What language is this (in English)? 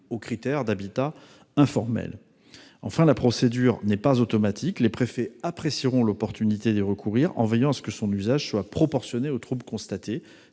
French